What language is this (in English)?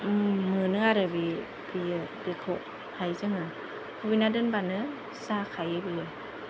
Bodo